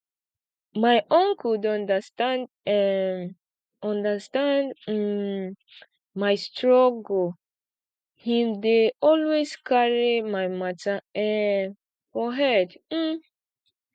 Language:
Nigerian Pidgin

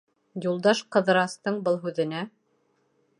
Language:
Bashkir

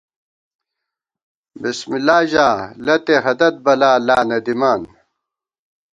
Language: Gawar-Bati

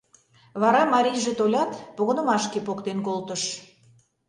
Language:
Mari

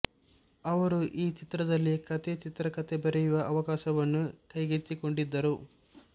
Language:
Kannada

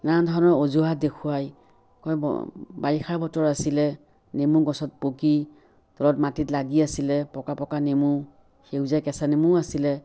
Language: Assamese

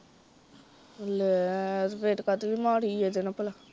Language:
Punjabi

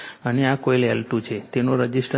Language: Gujarati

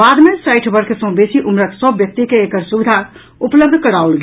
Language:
Maithili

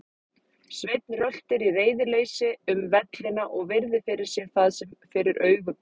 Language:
Icelandic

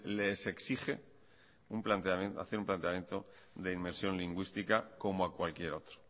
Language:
Spanish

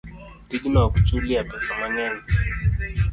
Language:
Luo (Kenya and Tanzania)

